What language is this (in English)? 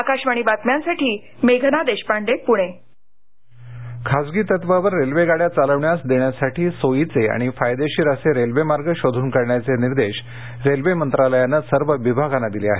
Marathi